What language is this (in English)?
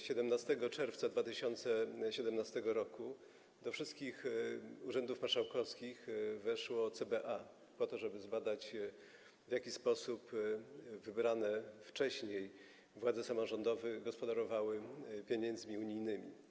Polish